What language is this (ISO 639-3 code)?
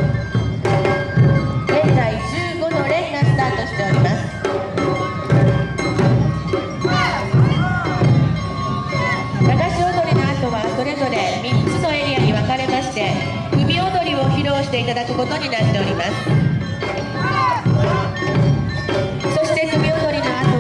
jpn